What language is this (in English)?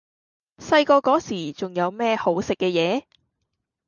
Cantonese